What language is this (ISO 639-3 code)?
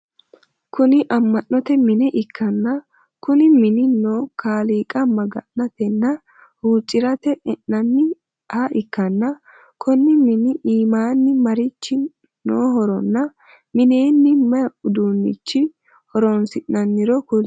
sid